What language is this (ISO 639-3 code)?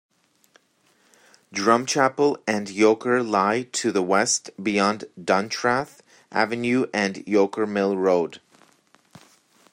eng